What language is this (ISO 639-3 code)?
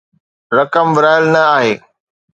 snd